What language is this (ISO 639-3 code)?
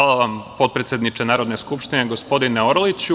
srp